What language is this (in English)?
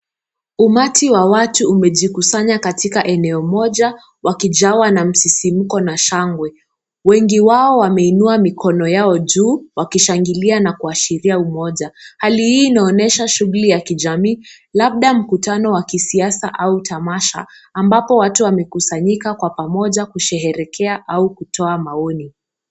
Swahili